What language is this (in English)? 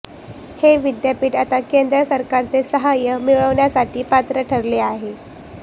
Marathi